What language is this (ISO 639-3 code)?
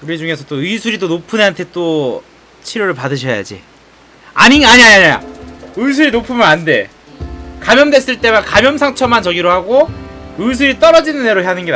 kor